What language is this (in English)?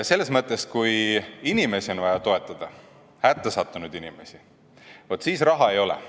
Estonian